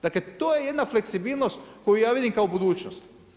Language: Croatian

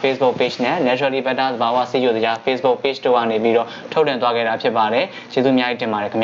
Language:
French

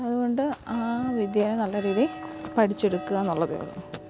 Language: Malayalam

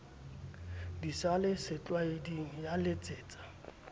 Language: Southern Sotho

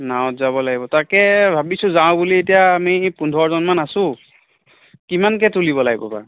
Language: Assamese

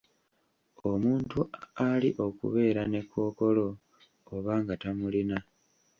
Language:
Ganda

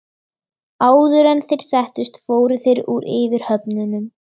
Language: Icelandic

